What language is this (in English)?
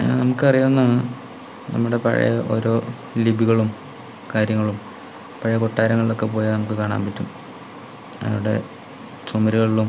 Malayalam